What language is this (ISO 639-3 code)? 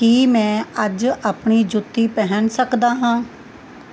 pan